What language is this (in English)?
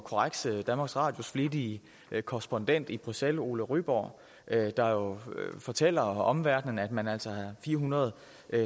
Danish